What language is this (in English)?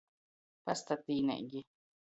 Latgalian